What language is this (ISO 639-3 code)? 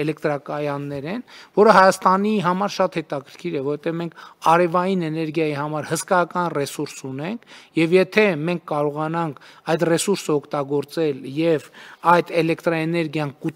ron